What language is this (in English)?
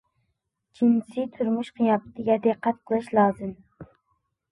Uyghur